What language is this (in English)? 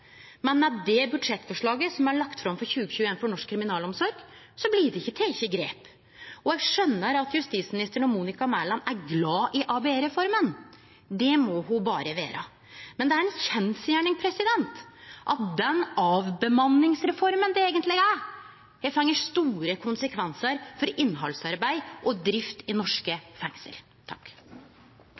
Norwegian Nynorsk